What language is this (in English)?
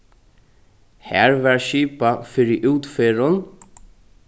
Faroese